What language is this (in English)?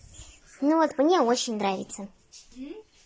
Russian